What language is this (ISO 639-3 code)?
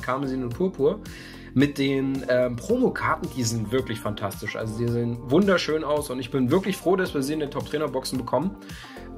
deu